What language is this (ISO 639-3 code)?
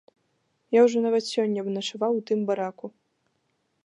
bel